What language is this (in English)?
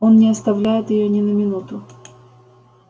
Russian